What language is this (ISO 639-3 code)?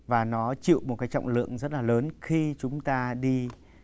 vie